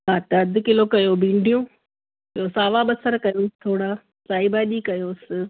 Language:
Sindhi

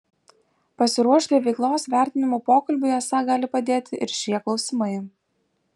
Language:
Lithuanian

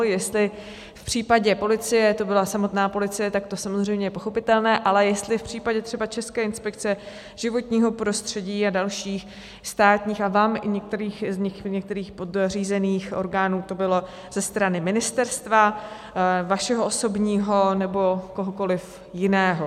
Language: Czech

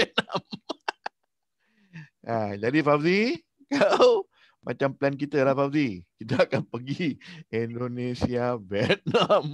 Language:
Malay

